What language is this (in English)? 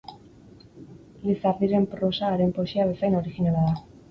Basque